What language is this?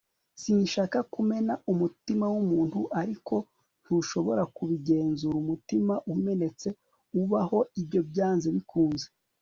Kinyarwanda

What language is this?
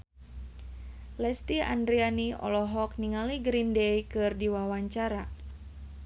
Sundanese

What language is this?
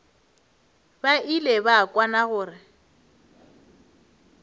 Northern Sotho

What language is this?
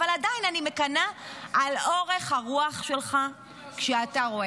Hebrew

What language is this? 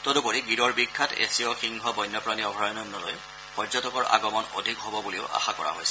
Assamese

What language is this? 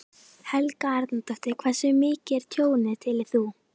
Icelandic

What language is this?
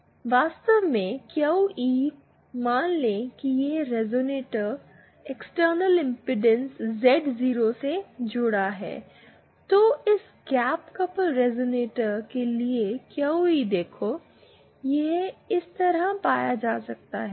Hindi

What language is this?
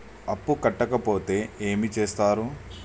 Telugu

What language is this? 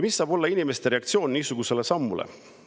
Estonian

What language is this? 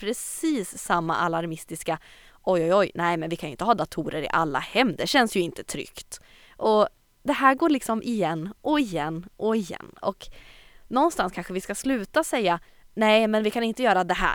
Swedish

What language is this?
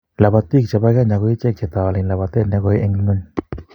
Kalenjin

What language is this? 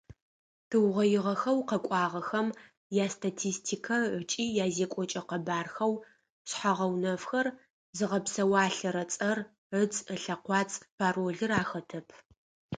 Adyghe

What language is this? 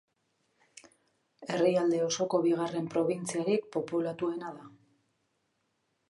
Basque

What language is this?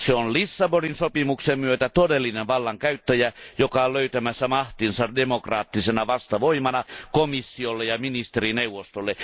Finnish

